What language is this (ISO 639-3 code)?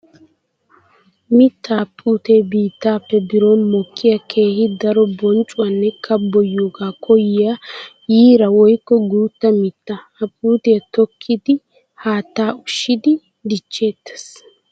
wal